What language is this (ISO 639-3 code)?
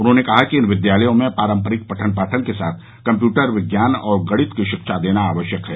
hin